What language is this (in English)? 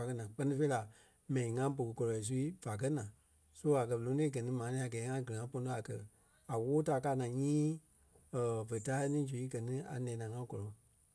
Kpelle